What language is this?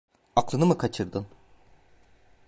Turkish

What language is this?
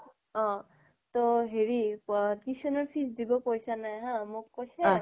Assamese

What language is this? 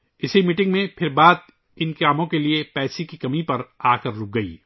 Urdu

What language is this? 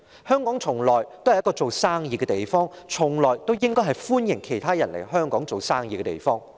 Cantonese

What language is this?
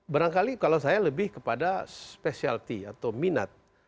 Indonesian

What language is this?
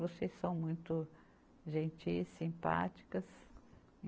Portuguese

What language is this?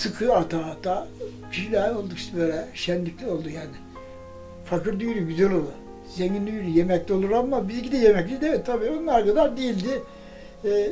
Turkish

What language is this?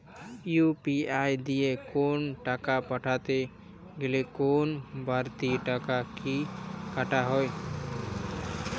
Bangla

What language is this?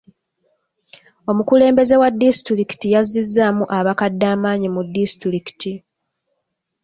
Ganda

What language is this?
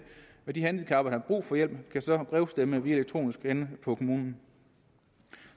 Danish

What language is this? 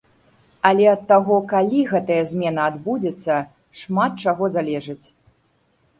Belarusian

